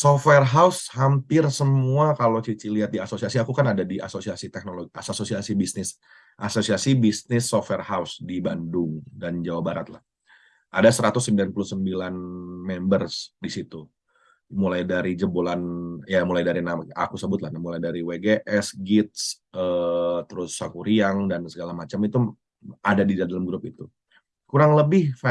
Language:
Indonesian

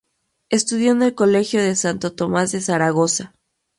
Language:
Spanish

